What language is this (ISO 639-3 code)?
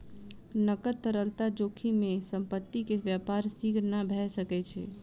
mai